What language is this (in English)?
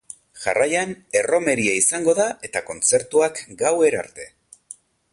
Basque